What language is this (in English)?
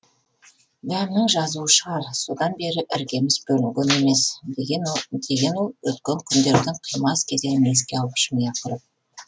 Kazakh